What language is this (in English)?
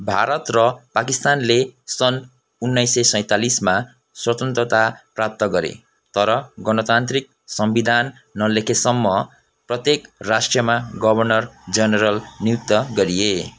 Nepali